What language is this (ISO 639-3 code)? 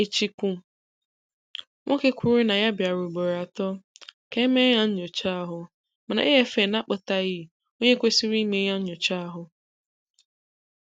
ibo